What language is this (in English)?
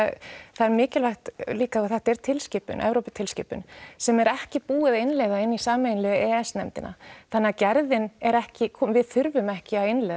Icelandic